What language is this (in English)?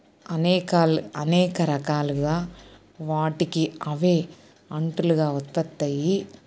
Telugu